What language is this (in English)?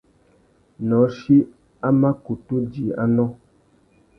Tuki